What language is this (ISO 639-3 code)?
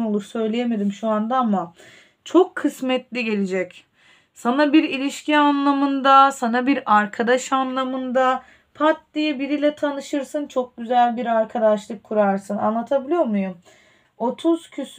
tur